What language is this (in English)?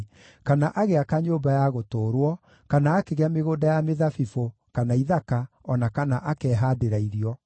Kikuyu